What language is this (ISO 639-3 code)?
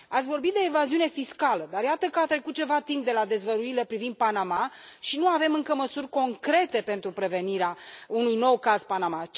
ron